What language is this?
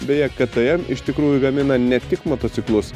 Lithuanian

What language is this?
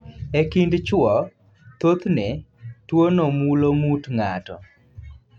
Luo (Kenya and Tanzania)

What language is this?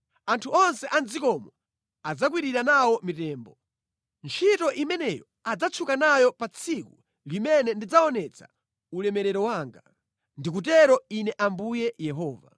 Nyanja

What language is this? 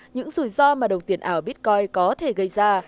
Vietnamese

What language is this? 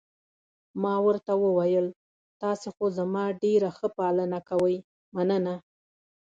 Pashto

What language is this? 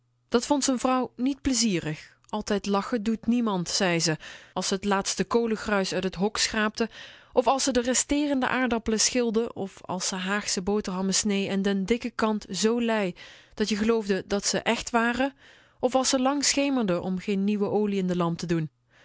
Dutch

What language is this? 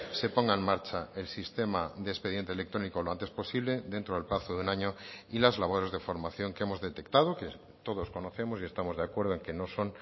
Spanish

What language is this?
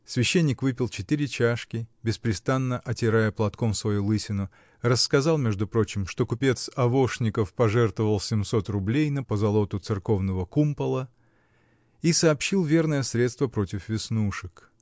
Russian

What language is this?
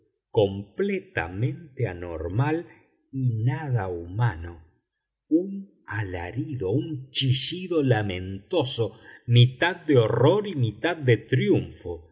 Spanish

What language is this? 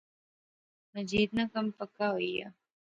Pahari-Potwari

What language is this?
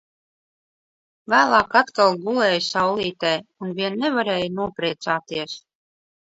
Latvian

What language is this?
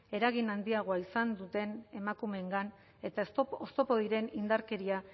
Basque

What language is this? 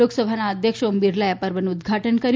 Gujarati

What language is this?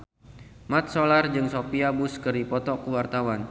Sundanese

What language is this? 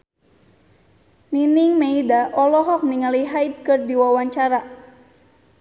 Sundanese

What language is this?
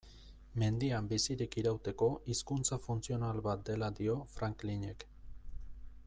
Basque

